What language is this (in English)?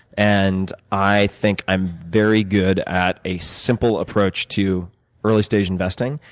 English